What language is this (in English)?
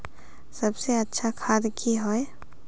Magahi